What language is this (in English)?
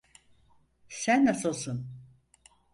Turkish